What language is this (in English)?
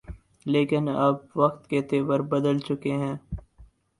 Urdu